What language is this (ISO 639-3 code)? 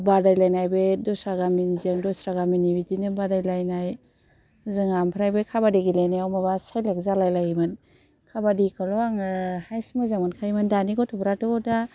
brx